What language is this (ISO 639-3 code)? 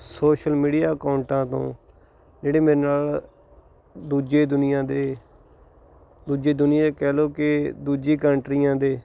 pan